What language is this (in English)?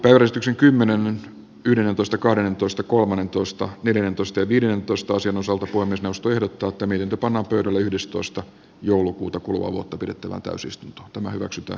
Finnish